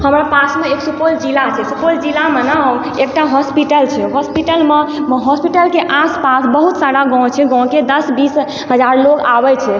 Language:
Maithili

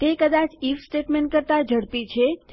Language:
Gujarati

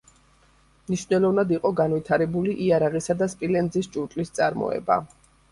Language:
Georgian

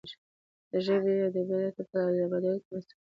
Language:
Pashto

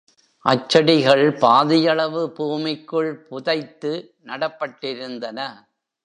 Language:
Tamil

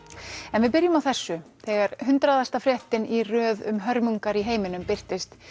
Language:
Icelandic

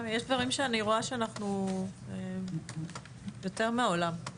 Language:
Hebrew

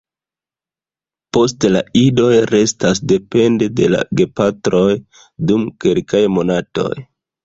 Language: Esperanto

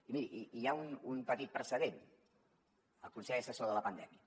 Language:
Catalan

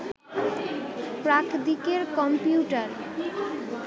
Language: Bangla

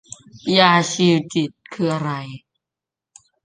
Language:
Thai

